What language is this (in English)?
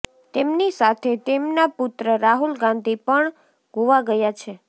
Gujarati